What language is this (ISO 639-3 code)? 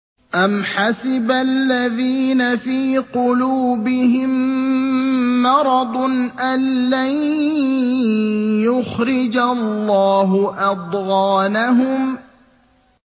ara